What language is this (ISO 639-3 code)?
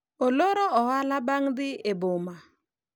luo